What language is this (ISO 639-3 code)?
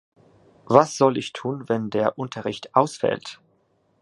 deu